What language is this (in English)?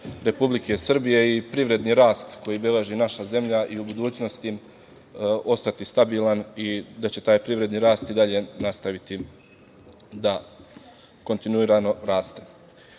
Serbian